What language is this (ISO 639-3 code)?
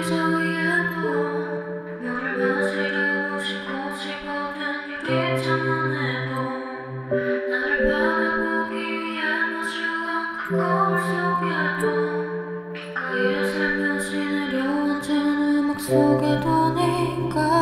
kor